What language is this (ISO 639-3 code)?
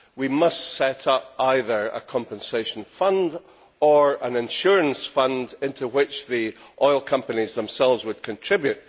eng